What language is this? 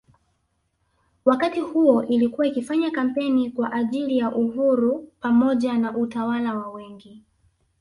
Swahili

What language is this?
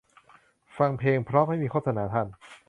Thai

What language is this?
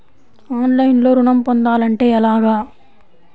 Telugu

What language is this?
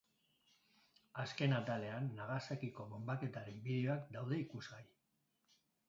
Basque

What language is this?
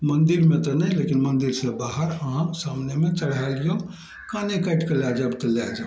Maithili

